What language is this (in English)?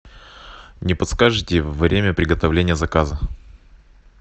Russian